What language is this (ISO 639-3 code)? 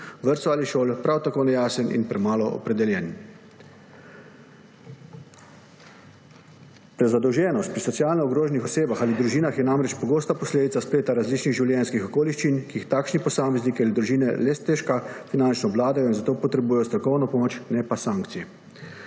slv